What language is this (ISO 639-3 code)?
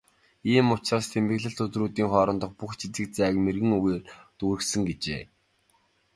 mon